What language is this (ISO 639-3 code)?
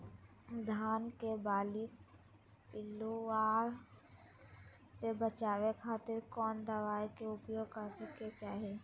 mag